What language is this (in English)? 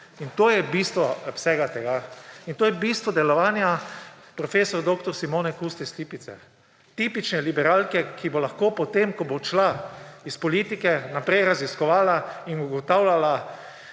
Slovenian